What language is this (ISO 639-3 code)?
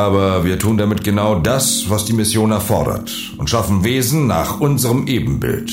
deu